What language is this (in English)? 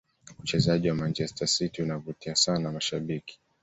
Swahili